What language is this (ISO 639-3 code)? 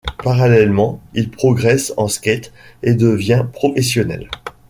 fra